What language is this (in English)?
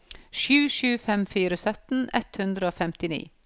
Norwegian